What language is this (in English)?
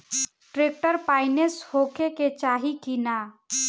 Bhojpuri